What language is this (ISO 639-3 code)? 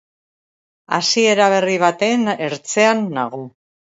eus